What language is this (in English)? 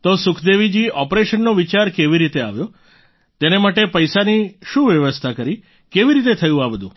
Gujarati